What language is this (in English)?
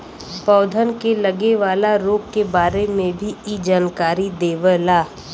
Bhojpuri